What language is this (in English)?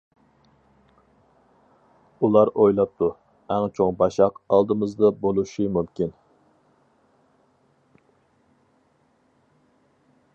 Uyghur